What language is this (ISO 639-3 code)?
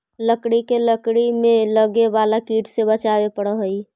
mag